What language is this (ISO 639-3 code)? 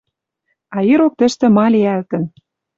mrj